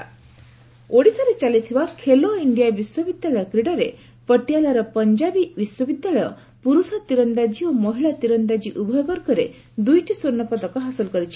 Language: Odia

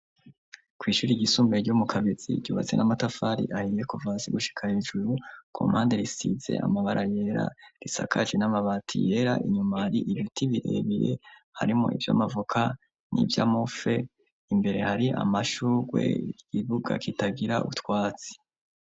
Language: Rundi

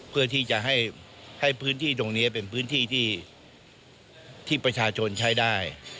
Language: Thai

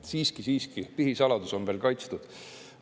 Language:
Estonian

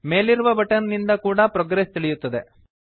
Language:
Kannada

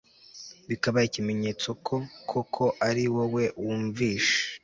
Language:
Kinyarwanda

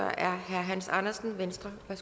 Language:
Danish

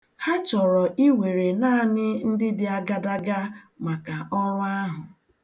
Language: Igbo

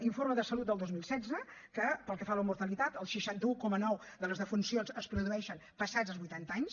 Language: Catalan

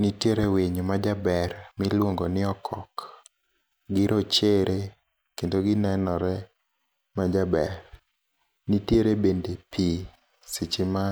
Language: Luo (Kenya and Tanzania)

